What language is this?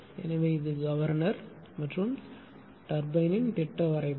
Tamil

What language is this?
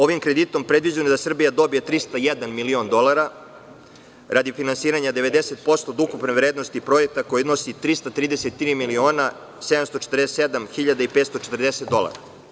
Serbian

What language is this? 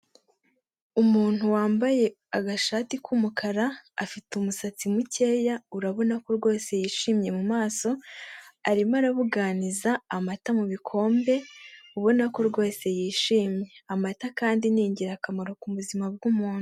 Kinyarwanda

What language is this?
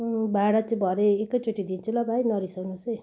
Nepali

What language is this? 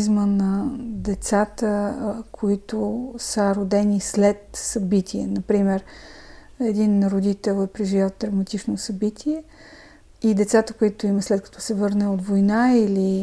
Bulgarian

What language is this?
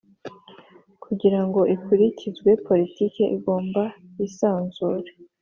Kinyarwanda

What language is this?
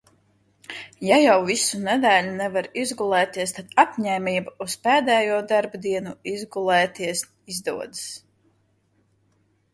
Latvian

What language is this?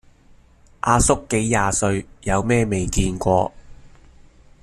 Cantonese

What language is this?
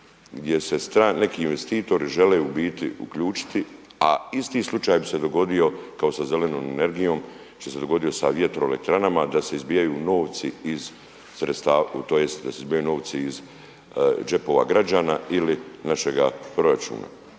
Croatian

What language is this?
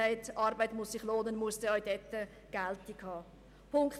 Swiss German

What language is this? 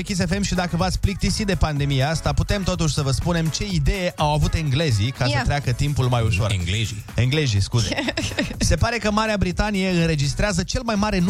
Romanian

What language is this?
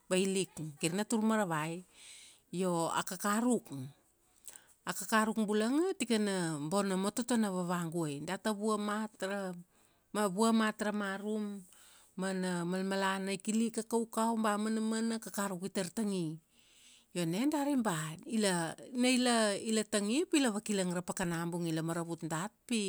Kuanua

